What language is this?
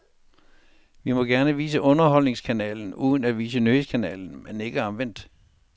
Danish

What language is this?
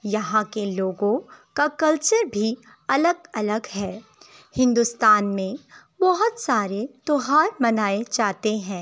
Urdu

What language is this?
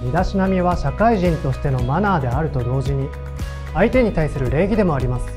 Japanese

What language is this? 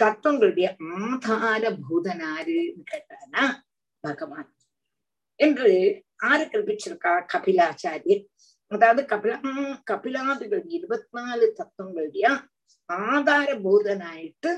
Tamil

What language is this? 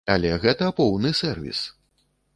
Belarusian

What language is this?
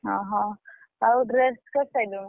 Odia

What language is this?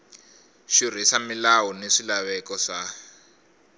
Tsonga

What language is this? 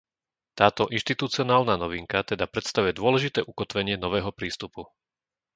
Slovak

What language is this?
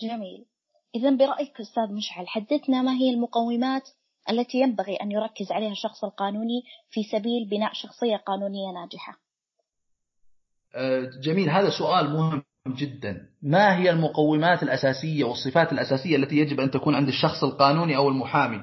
Arabic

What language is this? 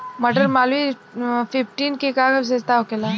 Bhojpuri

